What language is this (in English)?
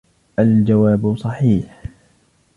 Arabic